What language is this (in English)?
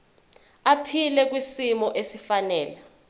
Zulu